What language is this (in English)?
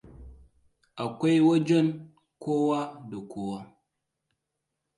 Hausa